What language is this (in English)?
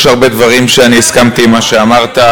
Hebrew